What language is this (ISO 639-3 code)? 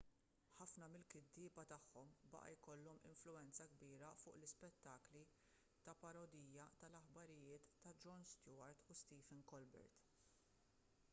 mlt